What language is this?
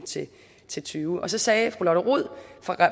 Danish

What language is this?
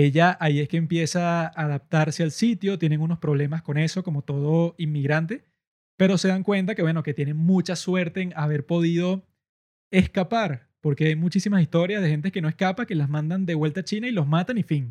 Spanish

